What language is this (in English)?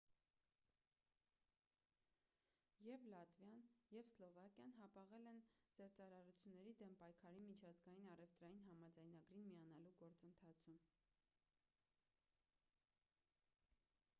Armenian